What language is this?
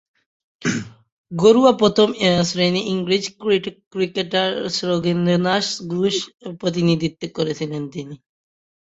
Bangla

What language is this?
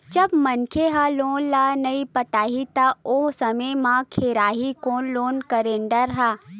Chhattisgarhi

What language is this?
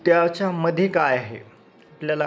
Marathi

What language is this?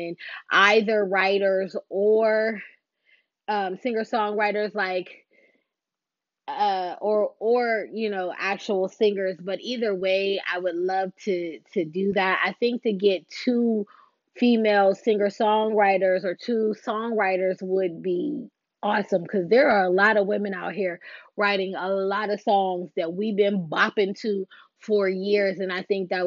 English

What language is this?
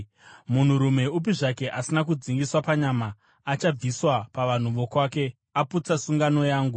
Shona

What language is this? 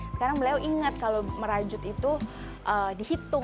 Indonesian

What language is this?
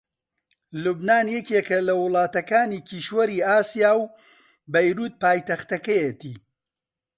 Central Kurdish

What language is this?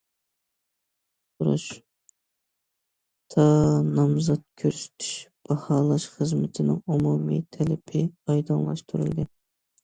Uyghur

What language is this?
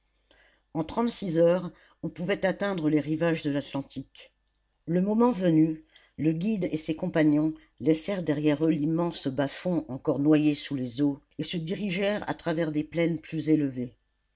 French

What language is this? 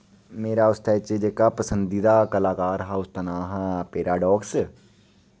Dogri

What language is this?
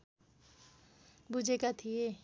Nepali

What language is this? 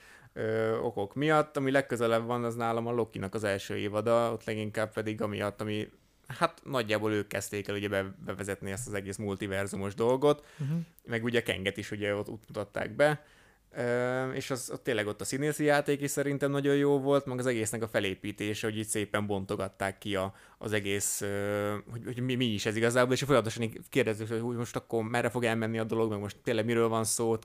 Hungarian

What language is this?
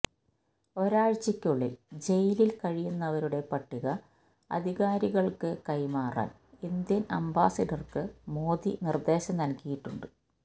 Malayalam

